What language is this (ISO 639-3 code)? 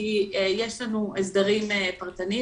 heb